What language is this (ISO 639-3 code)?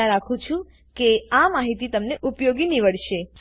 guj